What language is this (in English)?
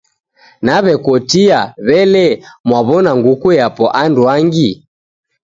Taita